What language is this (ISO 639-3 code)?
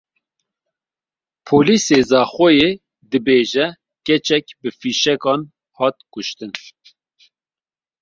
kur